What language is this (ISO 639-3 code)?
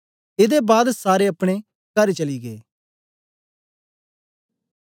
doi